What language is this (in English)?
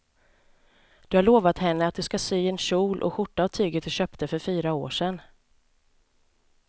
Swedish